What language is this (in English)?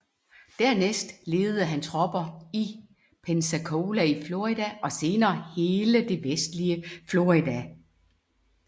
Danish